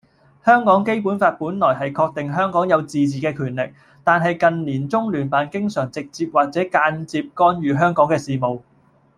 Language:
Cantonese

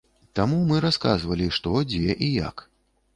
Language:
Belarusian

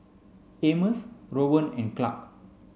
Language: English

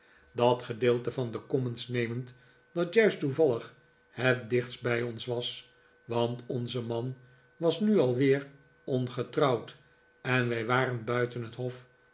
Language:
Dutch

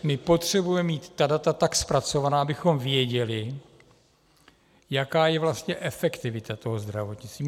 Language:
Czech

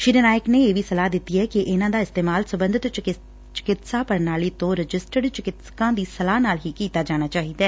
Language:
Punjabi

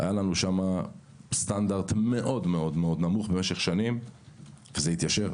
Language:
Hebrew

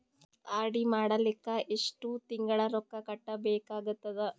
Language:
Kannada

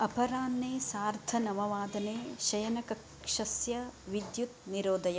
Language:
Sanskrit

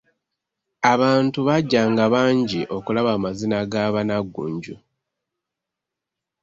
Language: Ganda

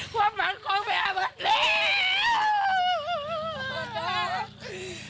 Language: Thai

